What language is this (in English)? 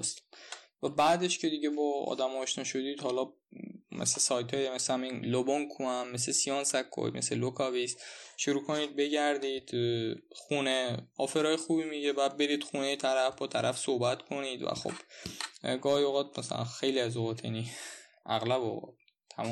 Persian